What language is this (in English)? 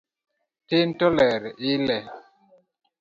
Luo (Kenya and Tanzania)